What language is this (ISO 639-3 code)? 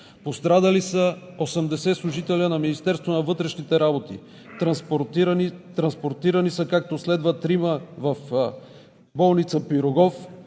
bul